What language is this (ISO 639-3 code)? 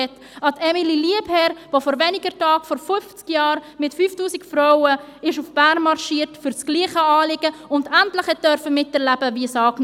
gsw